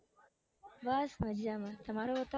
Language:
Gujarati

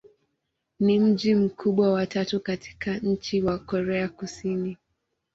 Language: Swahili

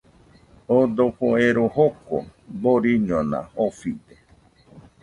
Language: Nüpode Huitoto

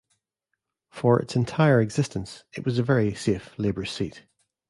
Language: English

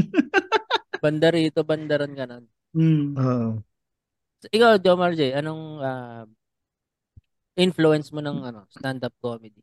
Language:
Filipino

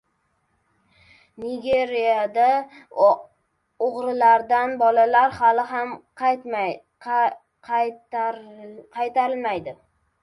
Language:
Uzbek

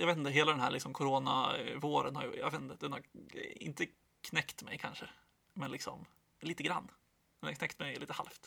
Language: Swedish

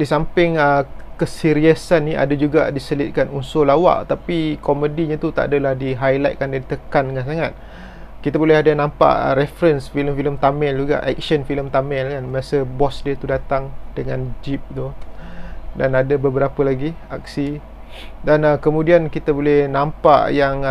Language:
Malay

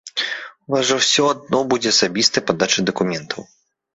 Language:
Belarusian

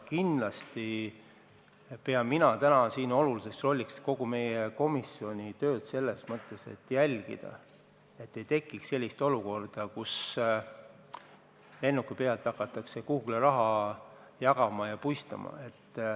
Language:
Estonian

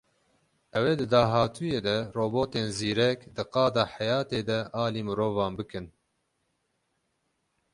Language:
Kurdish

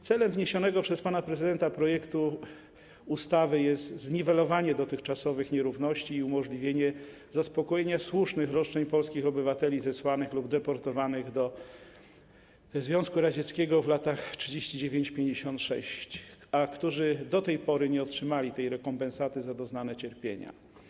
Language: Polish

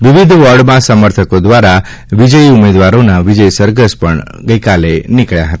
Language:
Gujarati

